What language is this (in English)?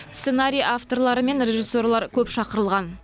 Kazakh